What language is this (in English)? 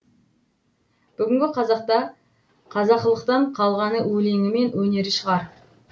Kazakh